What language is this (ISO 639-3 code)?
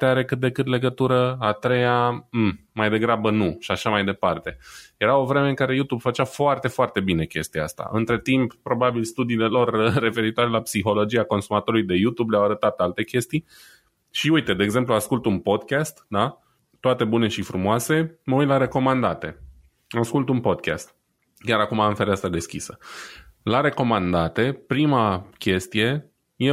ron